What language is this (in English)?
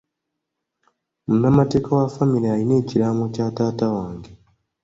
Ganda